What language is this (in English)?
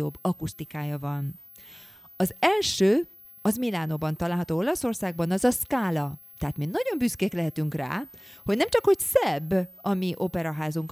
Hungarian